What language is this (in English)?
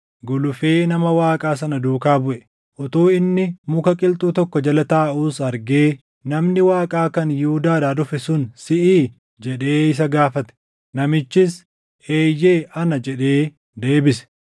Oromo